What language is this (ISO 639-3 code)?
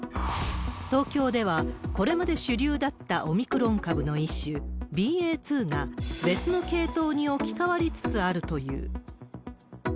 jpn